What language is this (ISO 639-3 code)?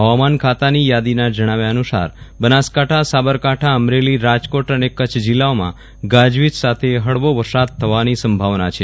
guj